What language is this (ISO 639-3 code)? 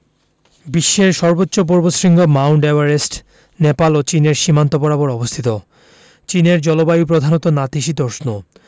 ben